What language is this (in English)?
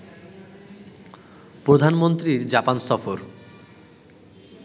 Bangla